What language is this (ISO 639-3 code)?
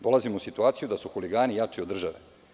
srp